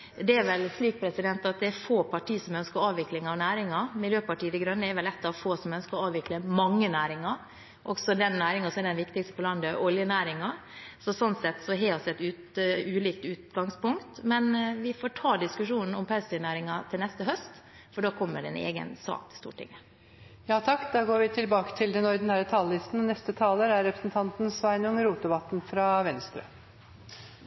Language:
Norwegian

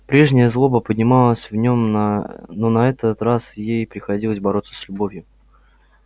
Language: Russian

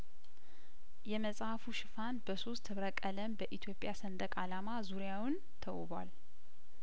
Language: Amharic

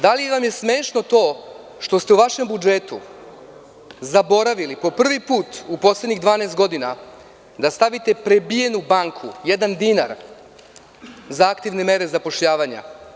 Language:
Serbian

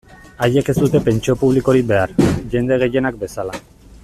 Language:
Basque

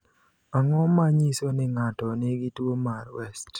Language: Luo (Kenya and Tanzania)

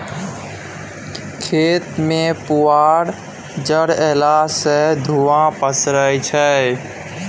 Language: Maithili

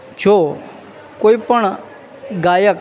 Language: Gujarati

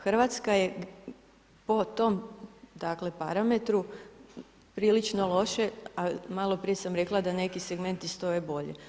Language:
Croatian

